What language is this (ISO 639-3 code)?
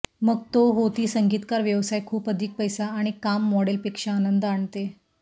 mar